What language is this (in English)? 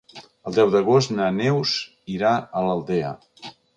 Catalan